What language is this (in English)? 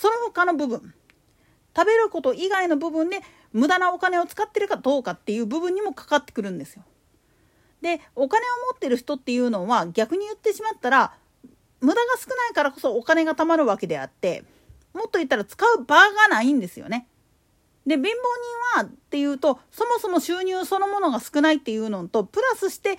Japanese